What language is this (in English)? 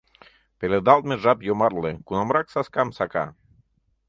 Mari